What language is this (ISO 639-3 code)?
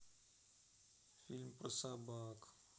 rus